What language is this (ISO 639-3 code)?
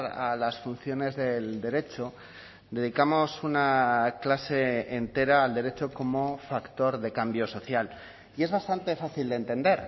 spa